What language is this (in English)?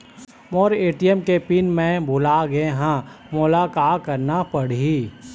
Chhattisgarhi